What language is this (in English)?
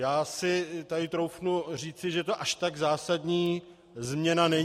Czech